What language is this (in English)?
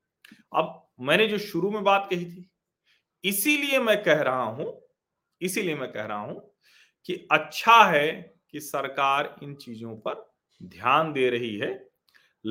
Hindi